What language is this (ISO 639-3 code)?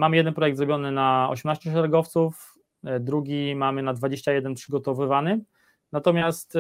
pol